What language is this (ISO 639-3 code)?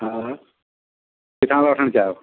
snd